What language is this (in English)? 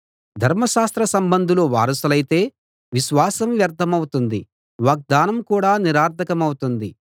Telugu